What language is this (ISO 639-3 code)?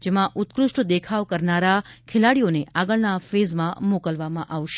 guj